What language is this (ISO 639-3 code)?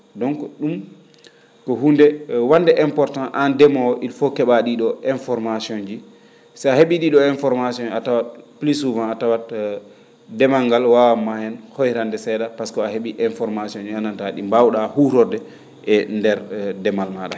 ful